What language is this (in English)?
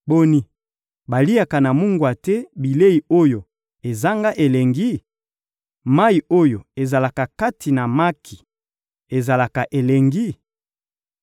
Lingala